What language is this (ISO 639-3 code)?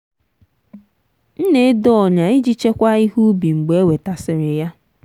ibo